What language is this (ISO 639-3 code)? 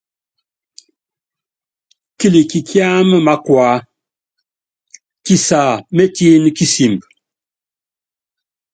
yav